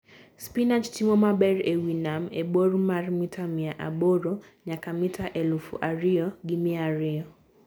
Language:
Luo (Kenya and Tanzania)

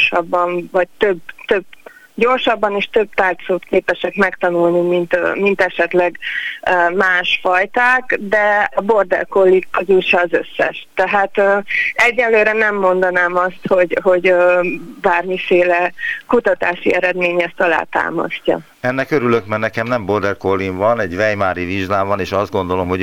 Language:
Hungarian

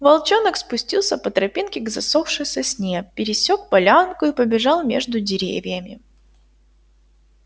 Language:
Russian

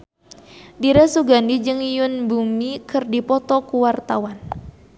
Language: Sundanese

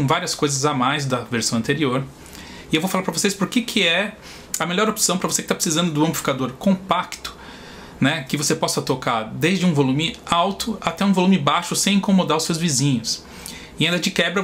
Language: Portuguese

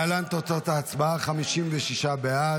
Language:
Hebrew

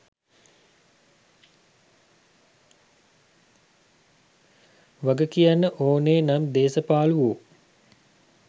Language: Sinhala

